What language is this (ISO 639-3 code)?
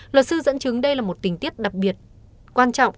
vie